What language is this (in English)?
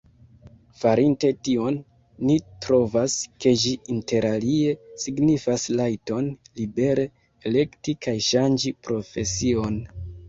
Esperanto